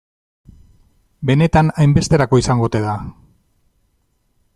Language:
Basque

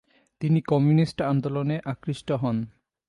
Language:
Bangla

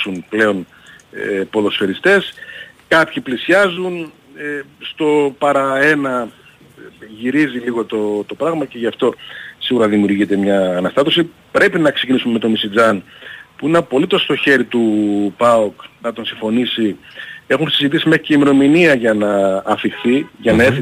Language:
Greek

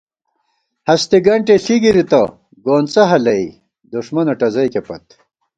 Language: Gawar-Bati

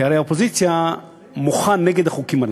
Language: Hebrew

